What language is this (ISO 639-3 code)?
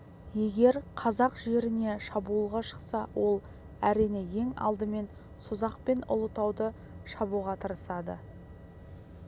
kaz